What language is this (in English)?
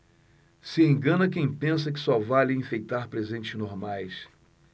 Portuguese